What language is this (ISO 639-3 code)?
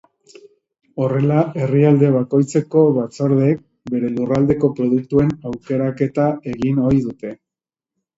eus